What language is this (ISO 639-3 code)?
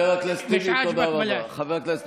heb